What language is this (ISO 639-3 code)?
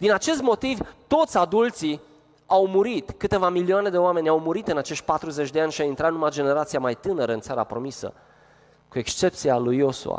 ron